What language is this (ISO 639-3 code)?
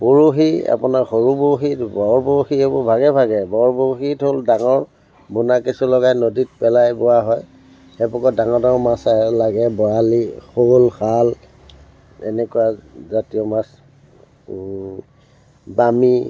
asm